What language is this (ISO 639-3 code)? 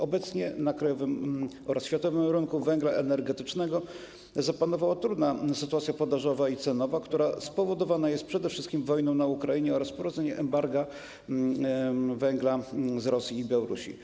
pol